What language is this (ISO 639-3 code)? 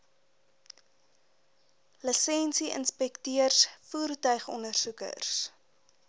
afr